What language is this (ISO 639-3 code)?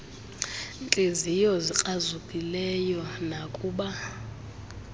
xho